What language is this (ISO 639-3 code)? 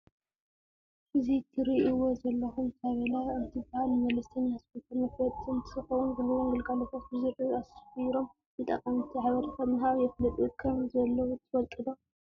tir